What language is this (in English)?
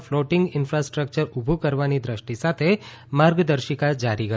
Gujarati